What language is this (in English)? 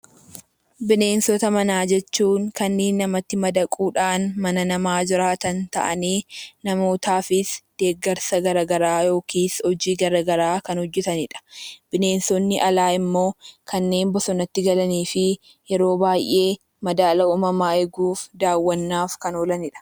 Oromo